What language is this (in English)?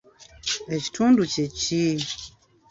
Ganda